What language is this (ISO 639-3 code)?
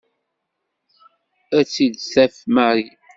kab